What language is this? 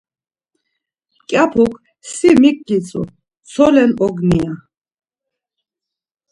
Laz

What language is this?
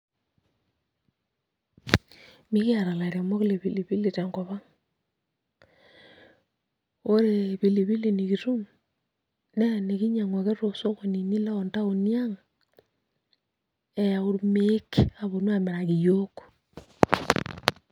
Masai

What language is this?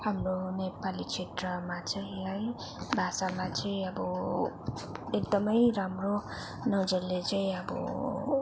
Nepali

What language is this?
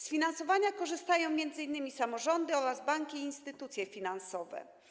Polish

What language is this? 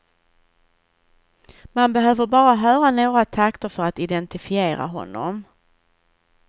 Swedish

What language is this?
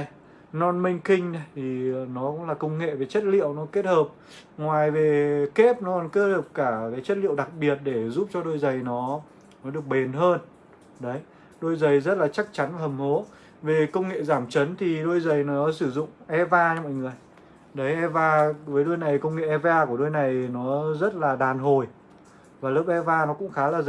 Vietnamese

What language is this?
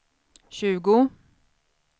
Swedish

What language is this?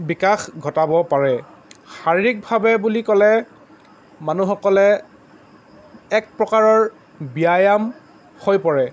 Assamese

